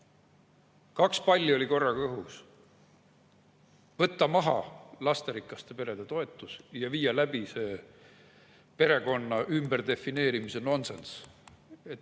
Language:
Estonian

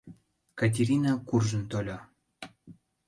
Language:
Mari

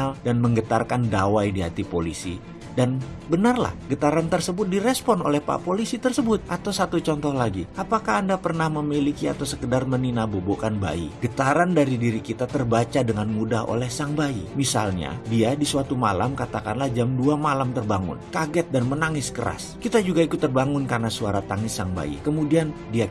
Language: Indonesian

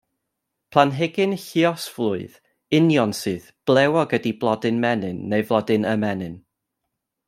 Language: Welsh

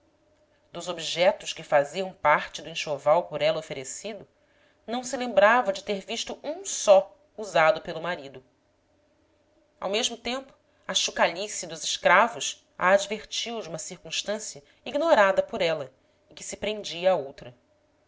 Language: Portuguese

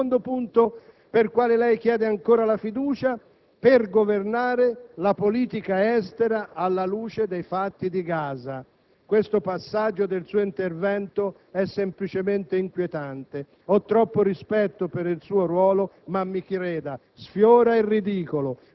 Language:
Italian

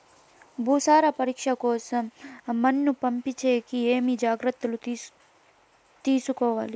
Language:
Telugu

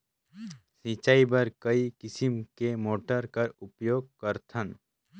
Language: Chhattisgarhi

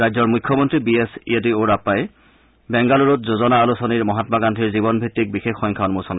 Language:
Assamese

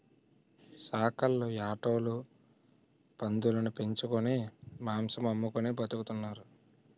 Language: Telugu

